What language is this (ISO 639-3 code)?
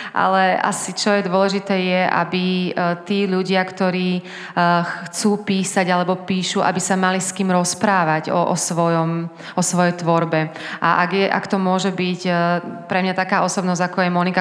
slk